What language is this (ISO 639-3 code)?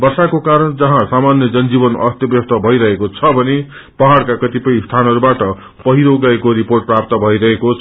nep